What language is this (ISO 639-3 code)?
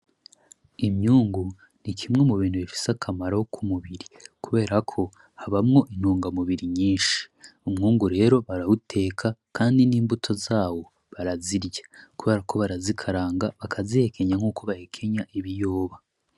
run